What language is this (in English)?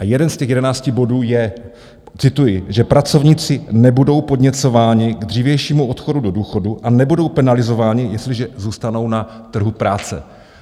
Czech